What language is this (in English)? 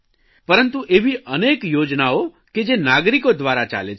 Gujarati